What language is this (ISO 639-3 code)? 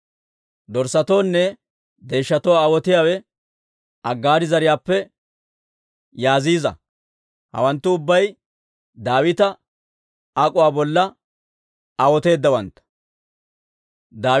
dwr